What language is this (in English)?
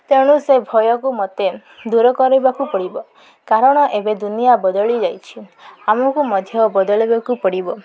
Odia